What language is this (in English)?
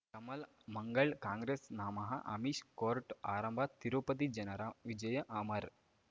Kannada